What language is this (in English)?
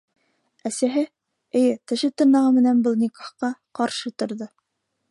Bashkir